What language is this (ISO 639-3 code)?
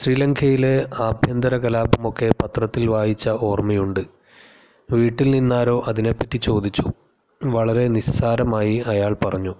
mal